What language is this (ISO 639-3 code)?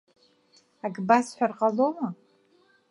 abk